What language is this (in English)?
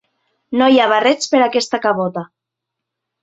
Catalan